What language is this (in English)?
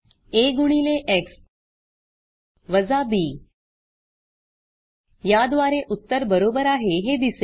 Marathi